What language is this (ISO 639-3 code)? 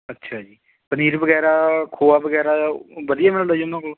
pan